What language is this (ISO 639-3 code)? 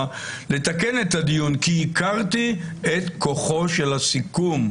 heb